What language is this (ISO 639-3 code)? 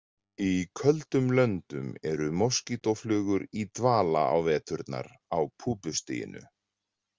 isl